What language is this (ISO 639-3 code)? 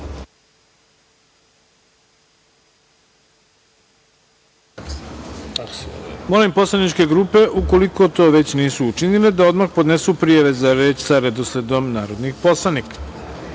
srp